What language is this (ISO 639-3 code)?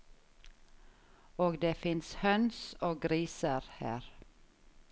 nor